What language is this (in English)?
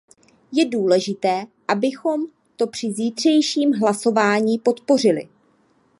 Czech